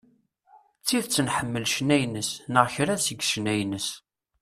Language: Kabyle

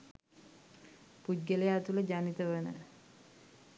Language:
Sinhala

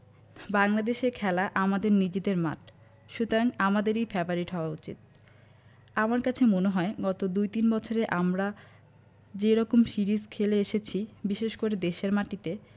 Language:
Bangla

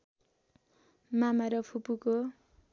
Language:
Nepali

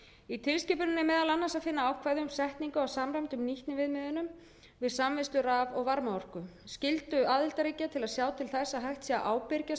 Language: Icelandic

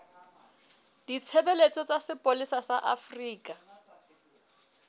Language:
Southern Sotho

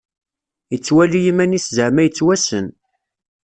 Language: Kabyle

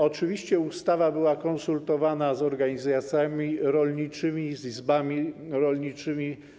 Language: Polish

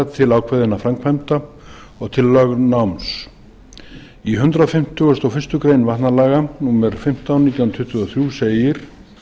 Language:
Icelandic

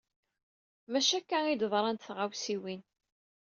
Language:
Kabyle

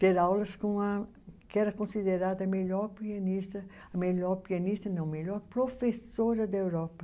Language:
Portuguese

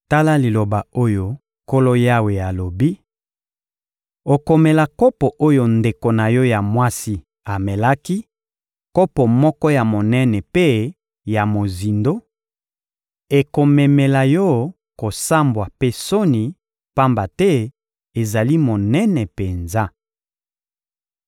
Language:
Lingala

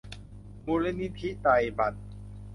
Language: Thai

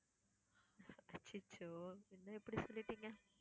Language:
Tamil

